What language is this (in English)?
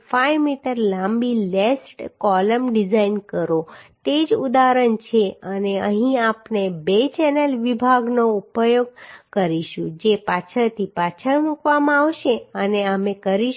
Gujarati